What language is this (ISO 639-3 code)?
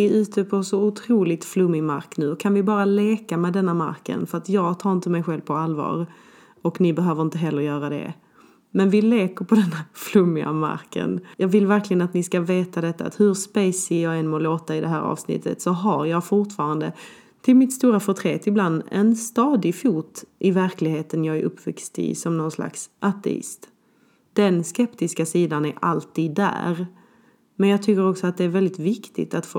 swe